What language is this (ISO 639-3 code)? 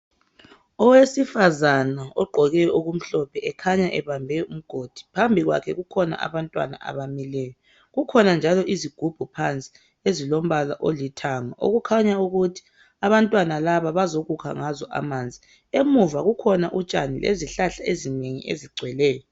nde